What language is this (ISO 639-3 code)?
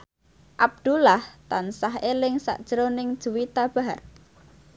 jav